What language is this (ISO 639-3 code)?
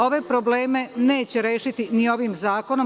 srp